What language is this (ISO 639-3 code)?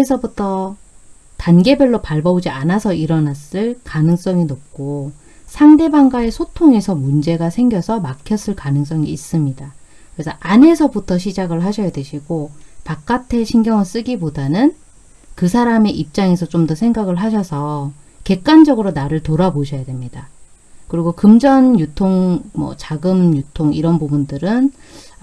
kor